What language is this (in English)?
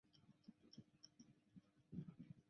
Chinese